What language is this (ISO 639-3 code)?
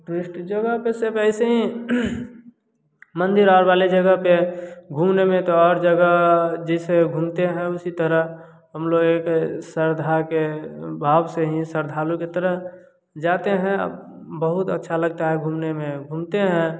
hin